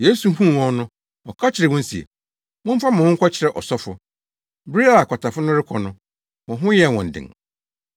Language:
Akan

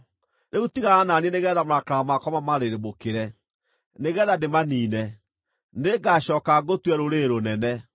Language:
Kikuyu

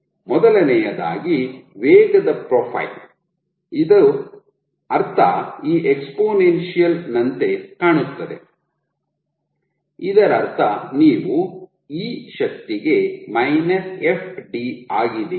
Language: Kannada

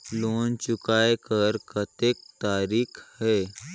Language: Chhattisgarhi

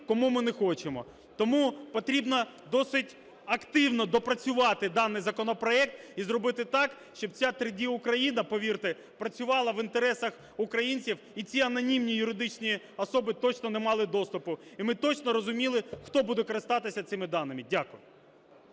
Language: Ukrainian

